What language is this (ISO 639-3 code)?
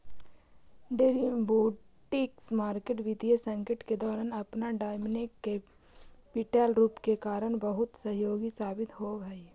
mag